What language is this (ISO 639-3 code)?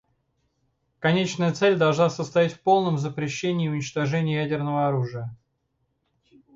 rus